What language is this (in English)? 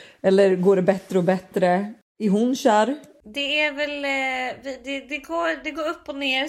Swedish